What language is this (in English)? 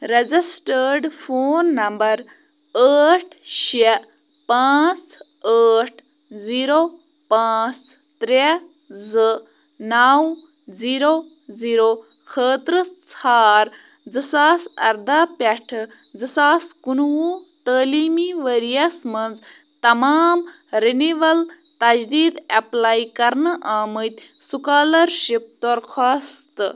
Kashmiri